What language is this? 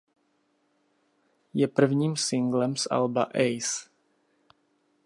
Czech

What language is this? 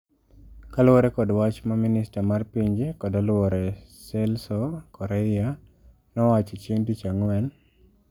Luo (Kenya and Tanzania)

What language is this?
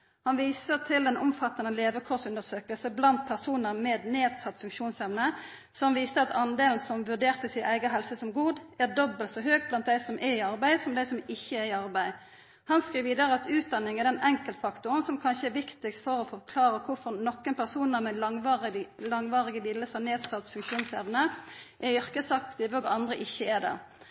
Norwegian Nynorsk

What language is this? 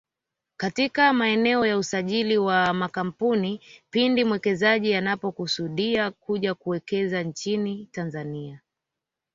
Swahili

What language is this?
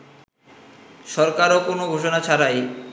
Bangla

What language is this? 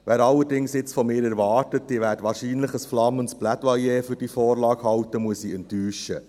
Swiss German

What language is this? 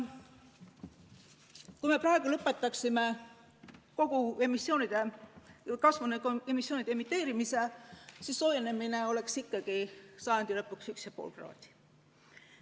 Estonian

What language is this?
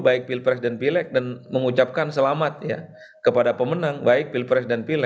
Indonesian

